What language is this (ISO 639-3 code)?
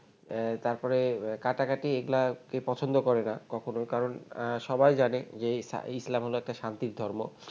ben